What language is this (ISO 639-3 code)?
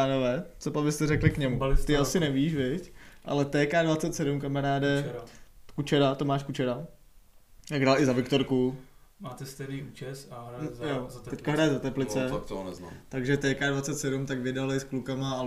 ces